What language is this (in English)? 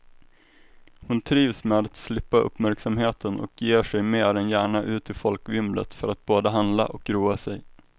Swedish